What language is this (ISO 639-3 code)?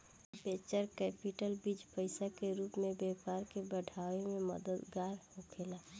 bho